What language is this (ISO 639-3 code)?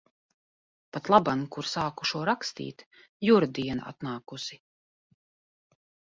lav